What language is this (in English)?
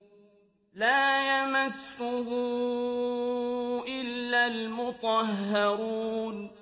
Arabic